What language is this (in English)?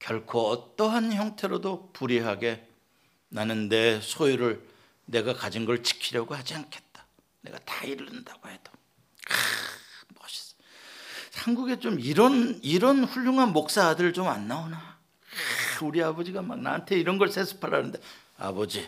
Korean